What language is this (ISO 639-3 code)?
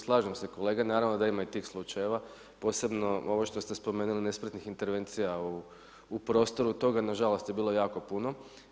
hrv